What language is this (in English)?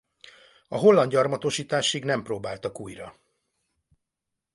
Hungarian